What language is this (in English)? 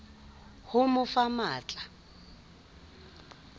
Southern Sotho